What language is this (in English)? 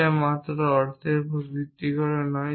Bangla